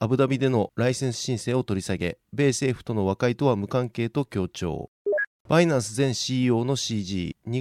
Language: Japanese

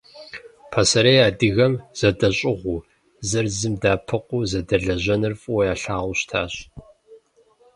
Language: Kabardian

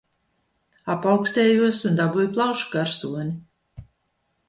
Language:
Latvian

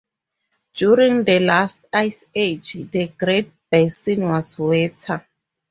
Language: English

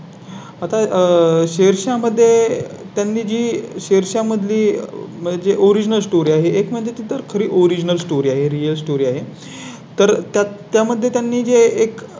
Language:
Marathi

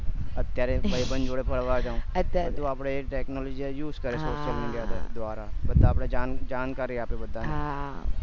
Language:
Gujarati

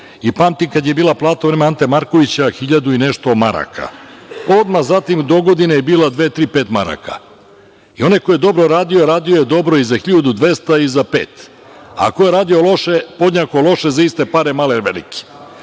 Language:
Serbian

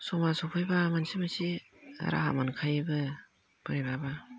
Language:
Bodo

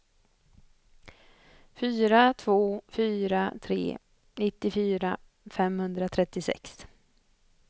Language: Swedish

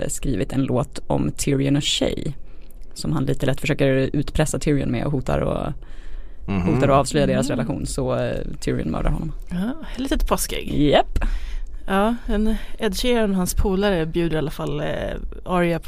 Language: Swedish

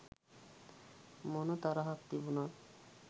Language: Sinhala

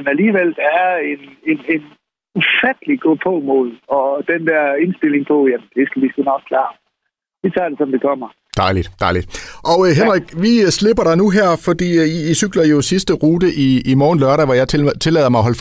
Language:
Danish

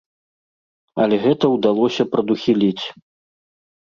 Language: Belarusian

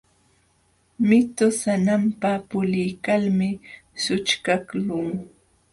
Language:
Jauja Wanca Quechua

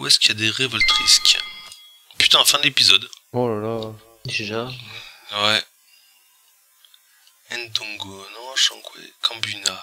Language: French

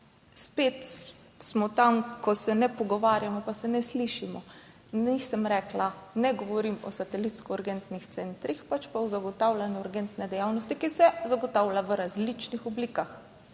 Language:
Slovenian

